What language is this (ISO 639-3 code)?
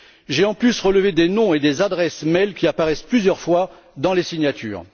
fra